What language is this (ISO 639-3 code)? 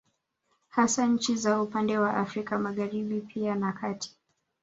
swa